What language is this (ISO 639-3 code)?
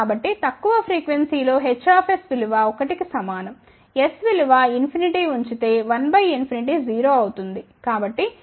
tel